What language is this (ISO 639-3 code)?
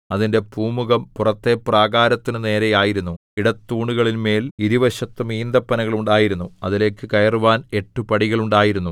mal